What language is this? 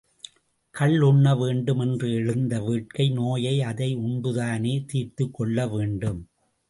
Tamil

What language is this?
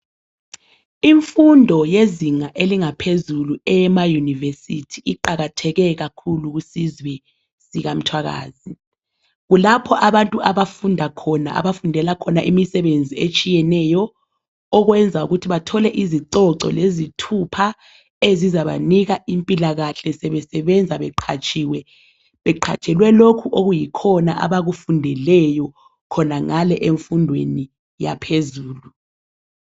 North Ndebele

